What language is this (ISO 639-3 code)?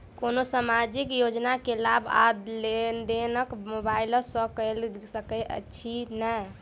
mai